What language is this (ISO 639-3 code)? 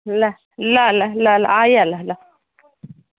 nep